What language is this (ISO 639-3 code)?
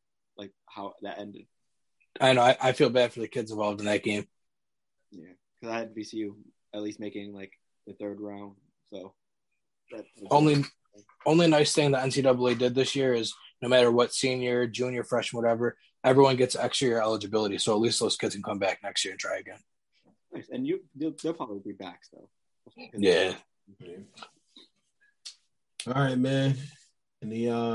eng